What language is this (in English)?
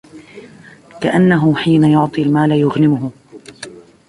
Arabic